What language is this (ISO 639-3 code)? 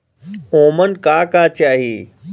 bho